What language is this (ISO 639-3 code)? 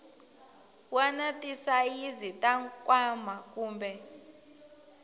tso